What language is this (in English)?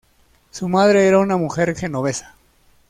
Spanish